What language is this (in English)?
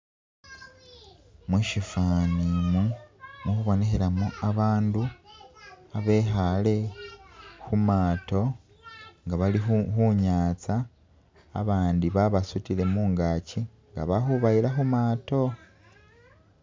Masaaba